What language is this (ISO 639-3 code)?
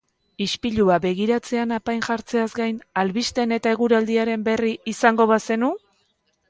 eus